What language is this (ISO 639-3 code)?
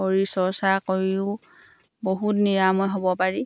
asm